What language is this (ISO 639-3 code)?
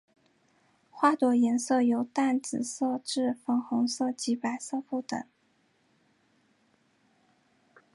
zho